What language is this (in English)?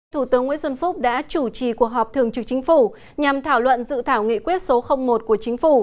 Vietnamese